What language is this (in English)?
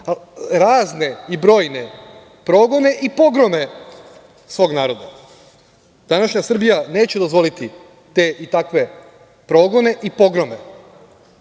Serbian